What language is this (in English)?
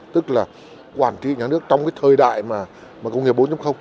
Vietnamese